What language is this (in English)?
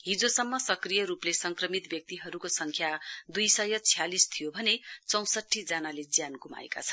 Nepali